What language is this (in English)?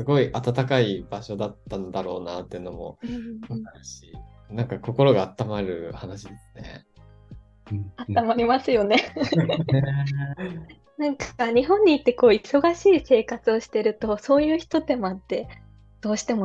Japanese